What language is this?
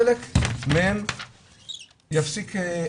Hebrew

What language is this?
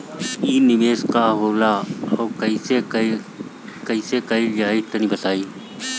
Bhojpuri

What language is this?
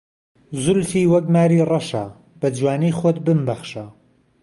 Central Kurdish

